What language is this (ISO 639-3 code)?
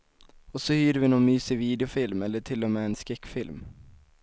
swe